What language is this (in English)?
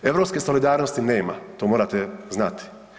Croatian